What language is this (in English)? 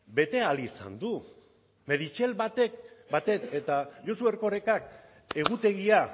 Basque